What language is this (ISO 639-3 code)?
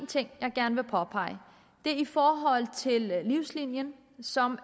dan